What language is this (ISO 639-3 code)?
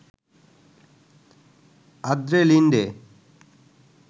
ben